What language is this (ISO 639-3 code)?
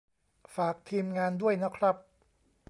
tha